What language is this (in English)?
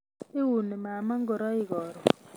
Kalenjin